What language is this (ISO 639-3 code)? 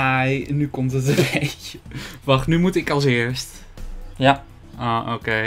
nld